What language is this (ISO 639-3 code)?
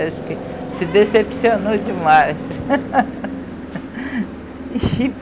por